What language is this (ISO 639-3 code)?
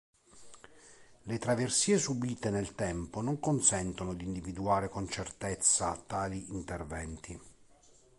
ita